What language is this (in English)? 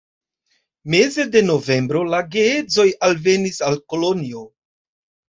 Esperanto